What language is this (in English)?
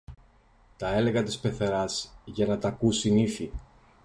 Greek